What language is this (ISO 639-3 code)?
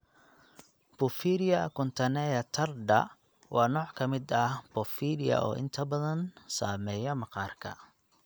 som